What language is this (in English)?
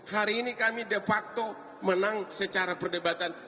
Indonesian